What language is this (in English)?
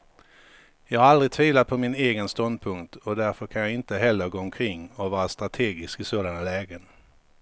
Swedish